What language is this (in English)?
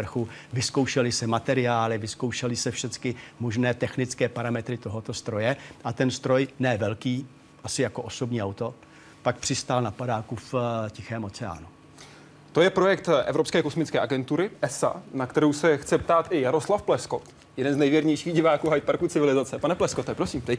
Czech